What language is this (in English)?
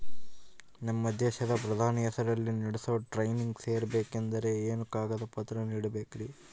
Kannada